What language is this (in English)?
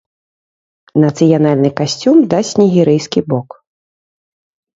Belarusian